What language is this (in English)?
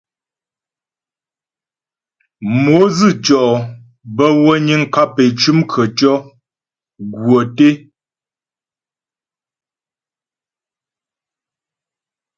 Ghomala